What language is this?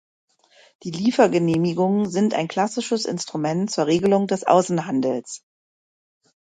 German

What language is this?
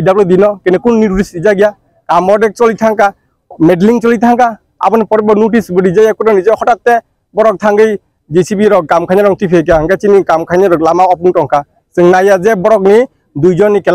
Thai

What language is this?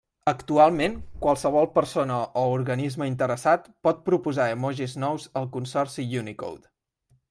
Catalan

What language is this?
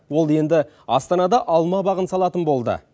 Kazakh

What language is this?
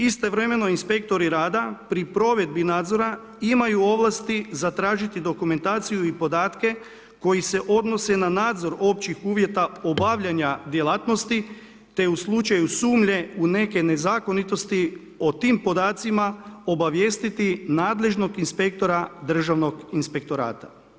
Croatian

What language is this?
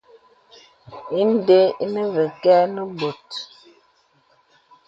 Bebele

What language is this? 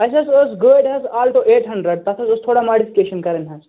Kashmiri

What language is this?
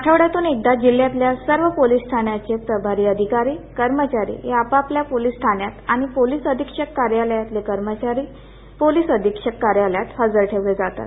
Marathi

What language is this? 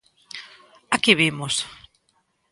Galician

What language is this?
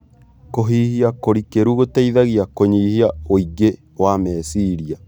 Kikuyu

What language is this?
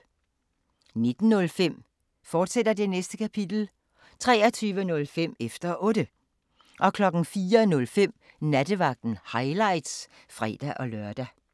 Danish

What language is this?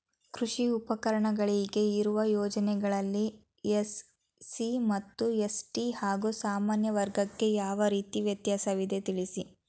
Kannada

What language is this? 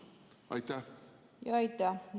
Estonian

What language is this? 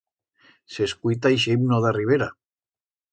Aragonese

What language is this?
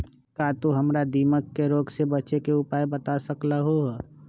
Magahi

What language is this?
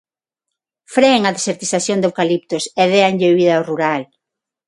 Galician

